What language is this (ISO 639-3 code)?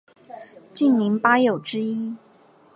zho